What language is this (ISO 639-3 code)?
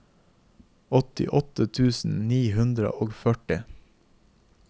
nor